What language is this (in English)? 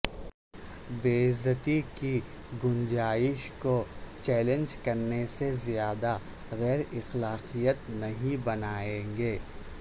Urdu